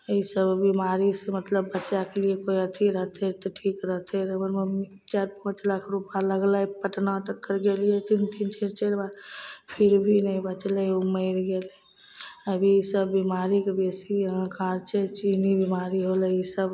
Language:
Maithili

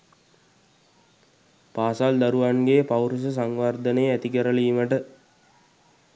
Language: Sinhala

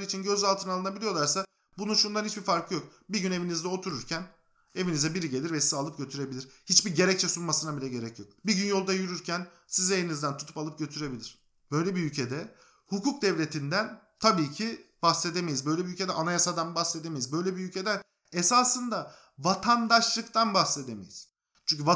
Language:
Turkish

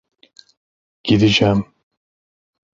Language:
Turkish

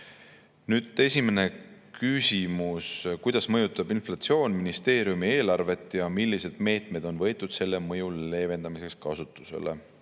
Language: Estonian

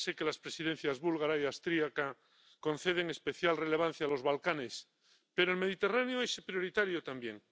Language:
Spanish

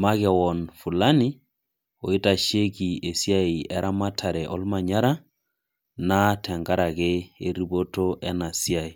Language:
Masai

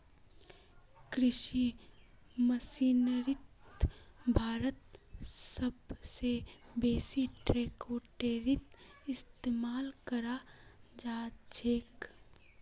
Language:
Magahi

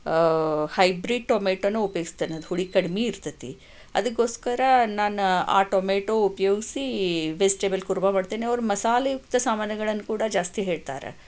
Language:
Kannada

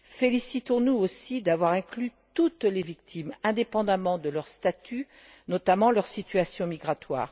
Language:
French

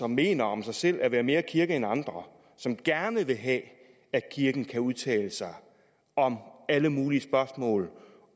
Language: Danish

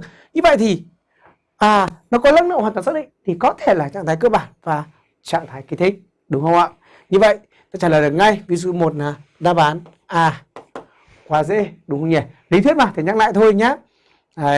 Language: Vietnamese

